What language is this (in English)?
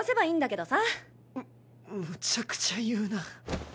Japanese